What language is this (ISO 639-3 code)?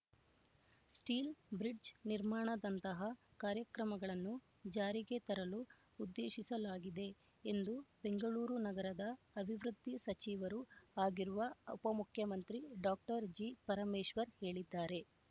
kan